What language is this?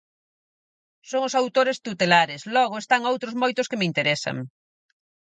Galician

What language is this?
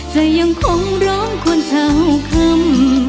Thai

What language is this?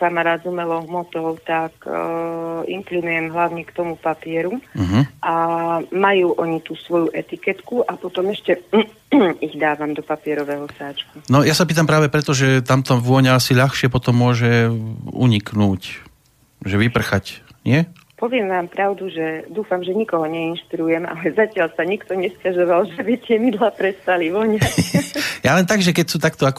Slovak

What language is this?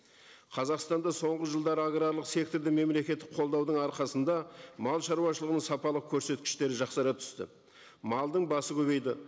Kazakh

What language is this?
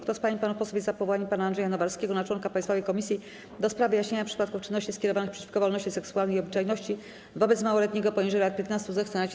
Polish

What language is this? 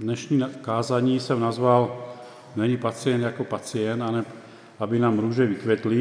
Czech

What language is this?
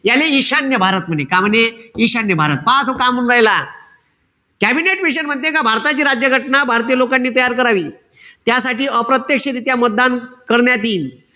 Marathi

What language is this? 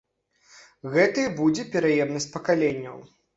Belarusian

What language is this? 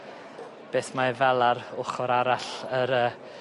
Welsh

